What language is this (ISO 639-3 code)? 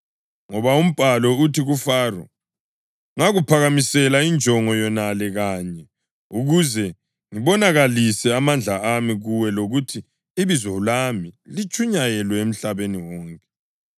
nde